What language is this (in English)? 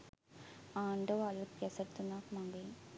Sinhala